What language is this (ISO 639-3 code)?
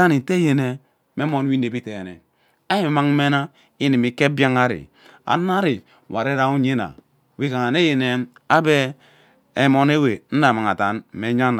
byc